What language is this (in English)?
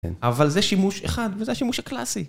Hebrew